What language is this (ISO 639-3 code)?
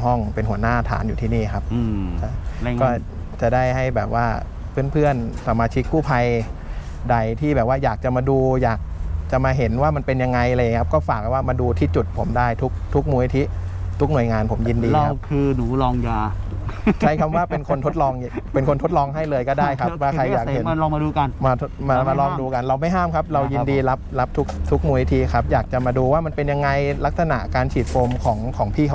tha